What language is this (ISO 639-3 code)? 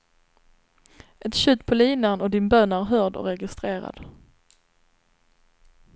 swe